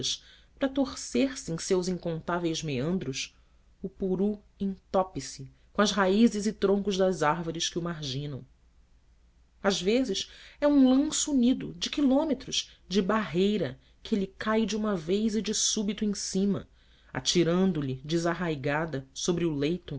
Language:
Portuguese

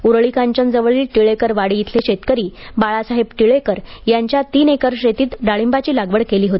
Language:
Marathi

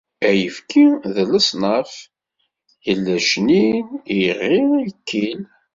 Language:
Kabyle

